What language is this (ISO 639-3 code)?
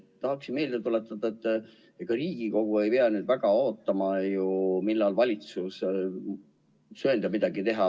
est